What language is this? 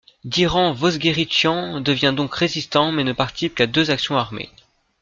French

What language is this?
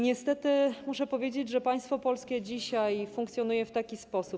Polish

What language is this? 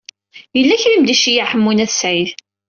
Kabyle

